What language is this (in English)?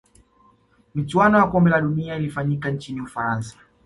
Swahili